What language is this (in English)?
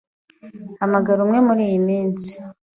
Kinyarwanda